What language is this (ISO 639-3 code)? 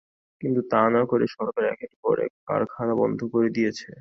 ben